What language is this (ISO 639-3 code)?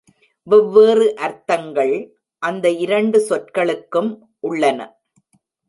tam